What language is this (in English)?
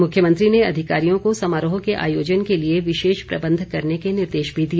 Hindi